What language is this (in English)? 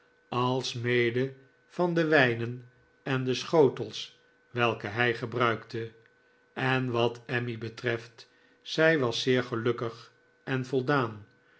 Dutch